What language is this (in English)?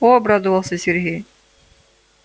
Russian